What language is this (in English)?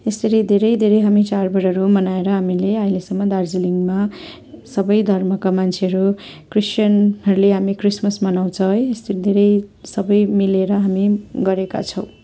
Nepali